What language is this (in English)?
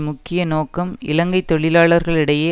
Tamil